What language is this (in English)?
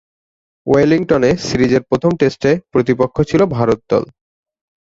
Bangla